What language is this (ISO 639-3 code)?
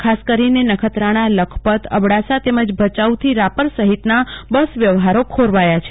guj